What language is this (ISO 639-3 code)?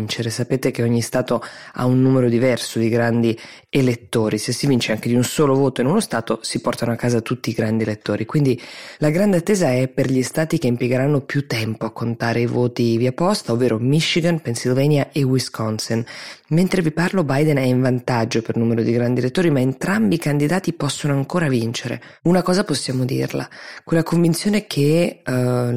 ita